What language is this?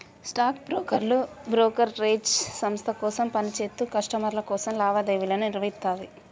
Telugu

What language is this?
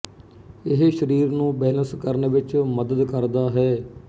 Punjabi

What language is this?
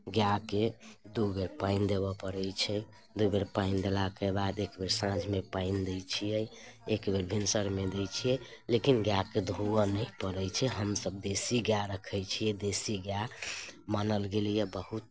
Maithili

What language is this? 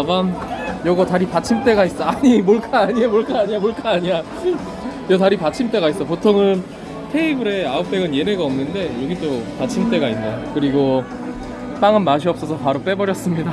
Korean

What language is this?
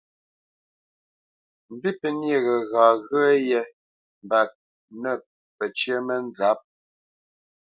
Bamenyam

